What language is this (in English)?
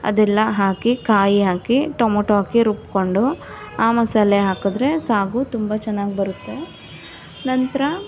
Kannada